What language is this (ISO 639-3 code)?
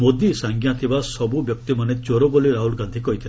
ori